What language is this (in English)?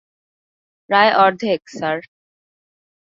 Bangla